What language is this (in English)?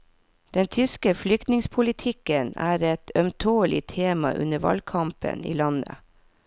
Norwegian